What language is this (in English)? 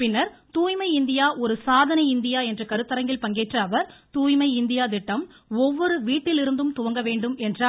Tamil